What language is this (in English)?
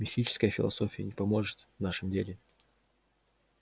Russian